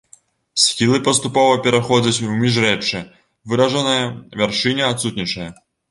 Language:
Belarusian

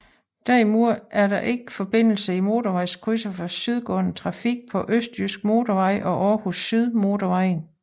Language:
Danish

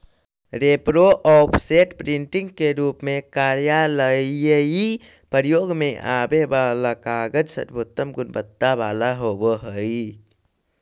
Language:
Magahi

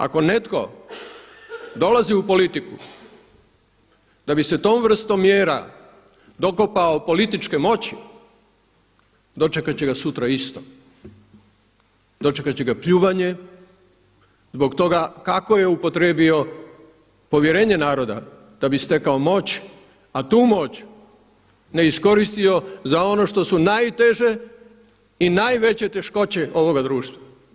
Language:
Croatian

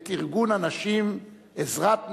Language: Hebrew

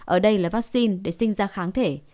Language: Vietnamese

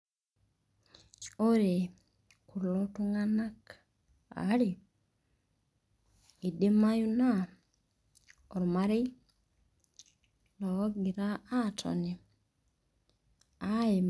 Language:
Masai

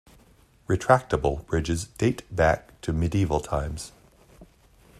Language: English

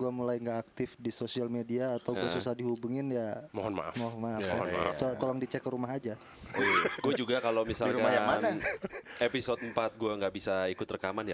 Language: Indonesian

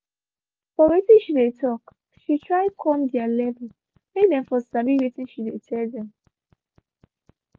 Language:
Nigerian Pidgin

